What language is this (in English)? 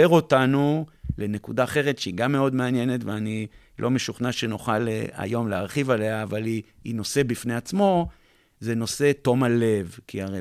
Hebrew